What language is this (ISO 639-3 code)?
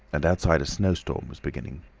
eng